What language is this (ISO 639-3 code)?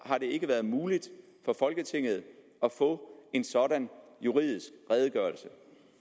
dan